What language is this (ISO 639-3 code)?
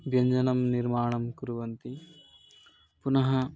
san